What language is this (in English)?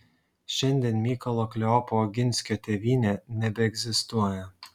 Lithuanian